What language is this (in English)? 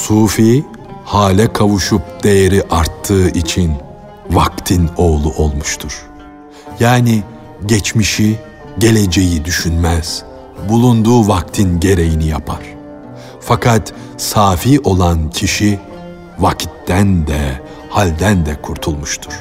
Turkish